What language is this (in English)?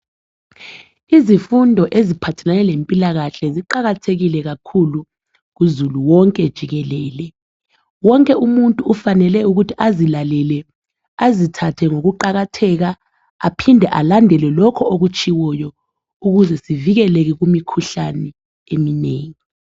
North Ndebele